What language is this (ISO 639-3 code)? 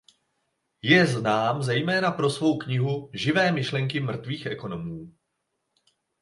ces